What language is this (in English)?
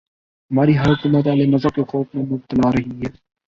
Urdu